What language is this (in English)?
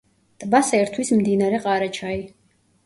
Georgian